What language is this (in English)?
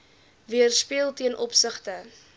Afrikaans